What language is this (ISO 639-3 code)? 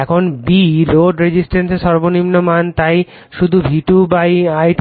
ben